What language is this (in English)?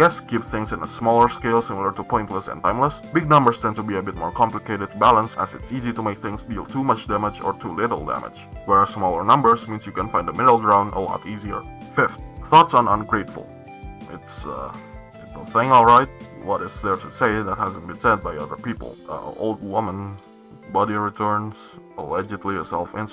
English